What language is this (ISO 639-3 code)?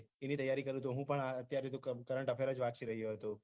guj